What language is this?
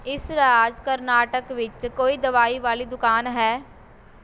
Punjabi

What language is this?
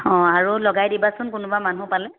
Assamese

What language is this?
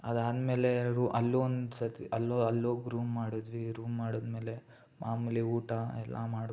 Kannada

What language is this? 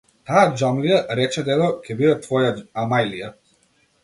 Macedonian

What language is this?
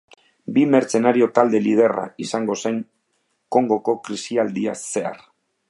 Basque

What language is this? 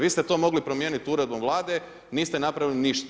Croatian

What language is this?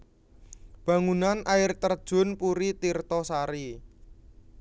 Javanese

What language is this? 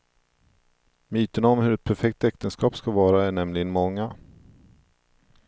Swedish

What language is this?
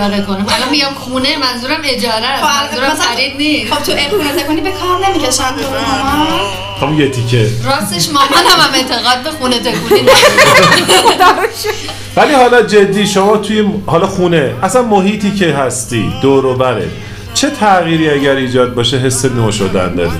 Persian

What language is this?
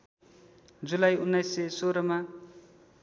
Nepali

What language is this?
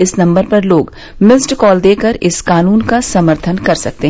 Hindi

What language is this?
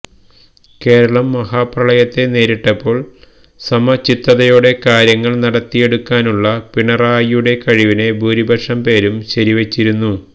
Malayalam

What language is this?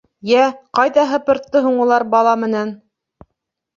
Bashkir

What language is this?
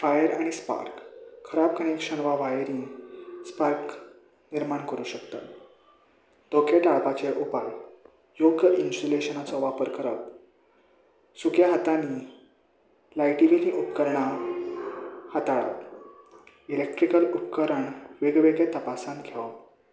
Konkani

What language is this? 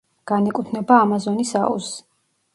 Georgian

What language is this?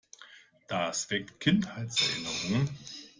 German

